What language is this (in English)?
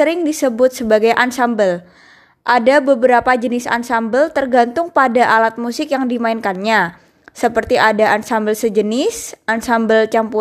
Indonesian